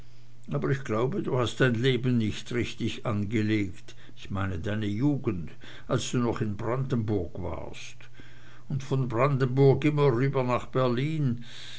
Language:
German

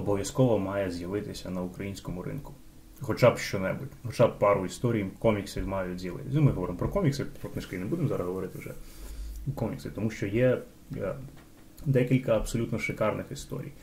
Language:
Ukrainian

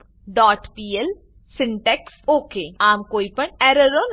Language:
Gujarati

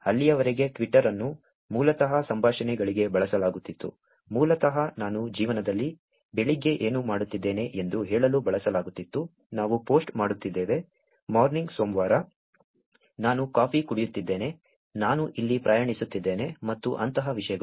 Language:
Kannada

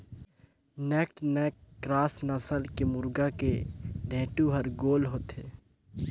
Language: Chhattisgarhi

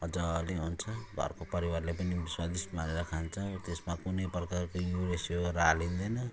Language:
Nepali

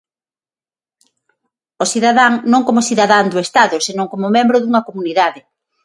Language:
Galician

